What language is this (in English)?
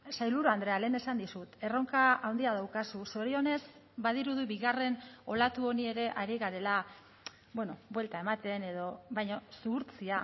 Basque